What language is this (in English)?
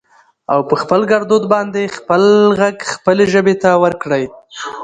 Pashto